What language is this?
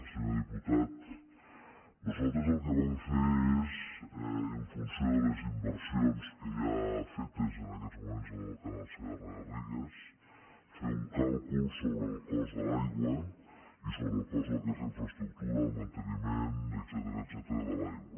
Catalan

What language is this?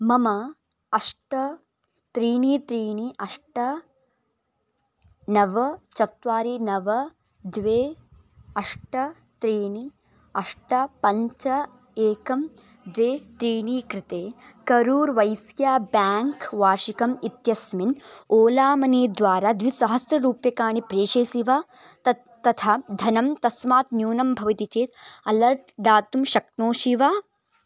Sanskrit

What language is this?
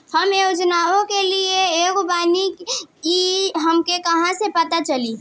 Bhojpuri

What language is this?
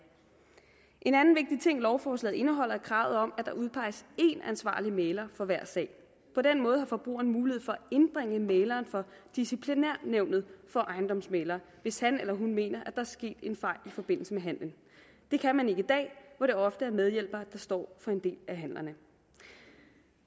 Danish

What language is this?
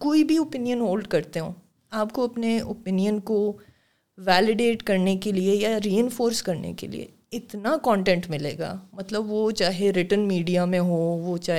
Urdu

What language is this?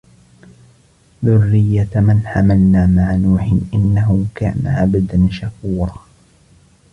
Arabic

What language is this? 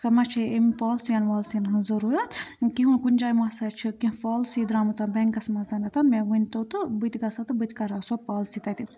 Kashmiri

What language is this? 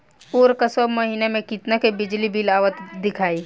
Bhojpuri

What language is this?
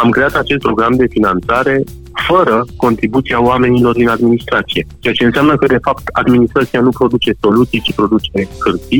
Romanian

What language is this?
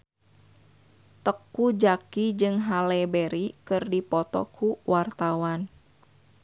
Sundanese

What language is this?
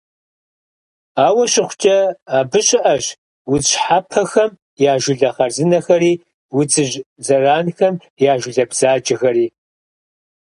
Kabardian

